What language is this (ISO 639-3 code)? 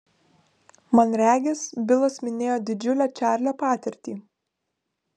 lit